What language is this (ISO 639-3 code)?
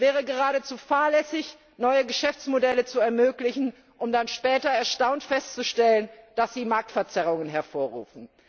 deu